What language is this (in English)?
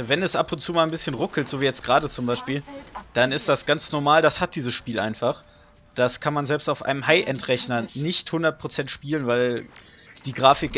German